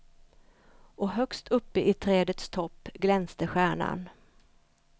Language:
Swedish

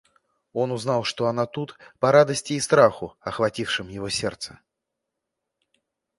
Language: Russian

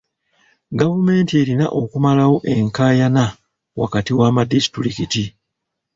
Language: Ganda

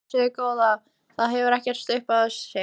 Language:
Icelandic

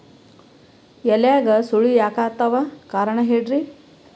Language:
Kannada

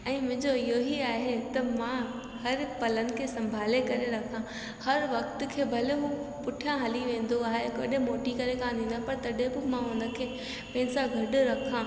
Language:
Sindhi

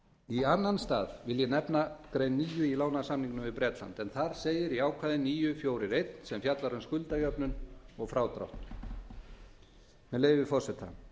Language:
Icelandic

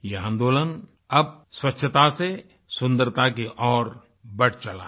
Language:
Hindi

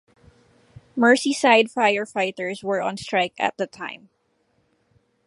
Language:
English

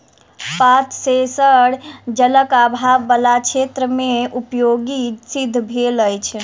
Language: Maithili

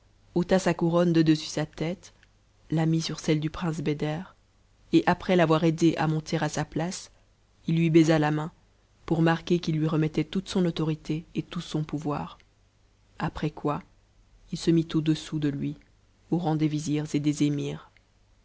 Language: French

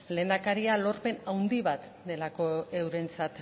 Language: Basque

